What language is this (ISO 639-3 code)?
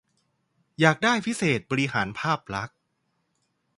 tha